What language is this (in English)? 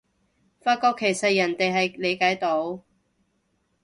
Cantonese